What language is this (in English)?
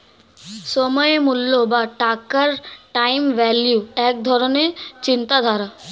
Bangla